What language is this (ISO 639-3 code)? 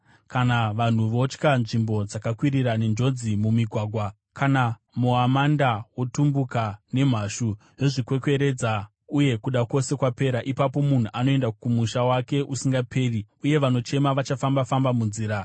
sna